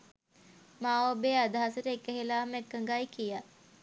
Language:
Sinhala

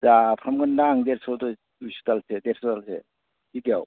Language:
Bodo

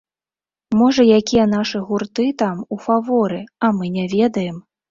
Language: Belarusian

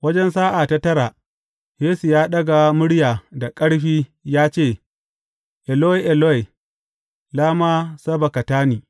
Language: Hausa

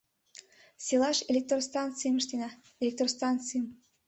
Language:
Mari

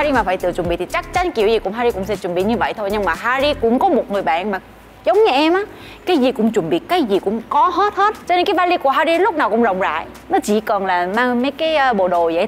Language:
Vietnamese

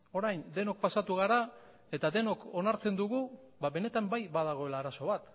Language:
Basque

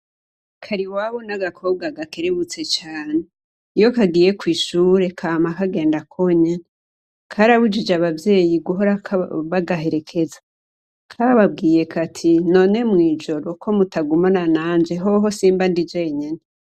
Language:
Rundi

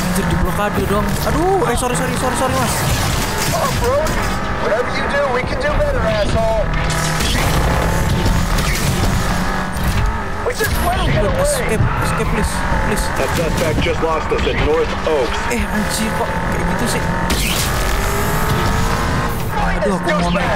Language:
Indonesian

